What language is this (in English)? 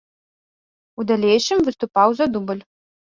Belarusian